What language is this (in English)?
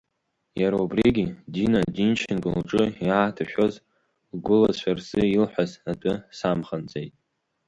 Abkhazian